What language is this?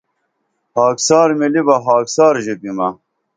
Dameli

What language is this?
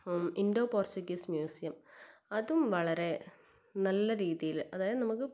Malayalam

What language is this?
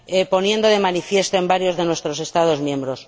Spanish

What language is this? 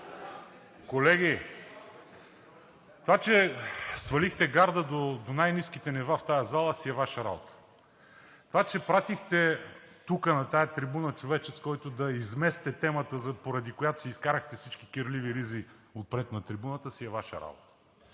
Bulgarian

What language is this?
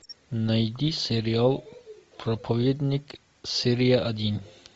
Russian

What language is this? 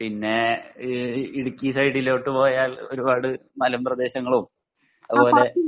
Malayalam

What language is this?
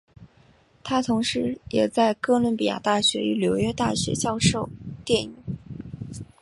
Chinese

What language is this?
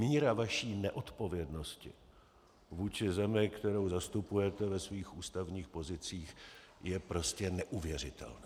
Czech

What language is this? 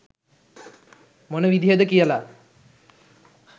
Sinhala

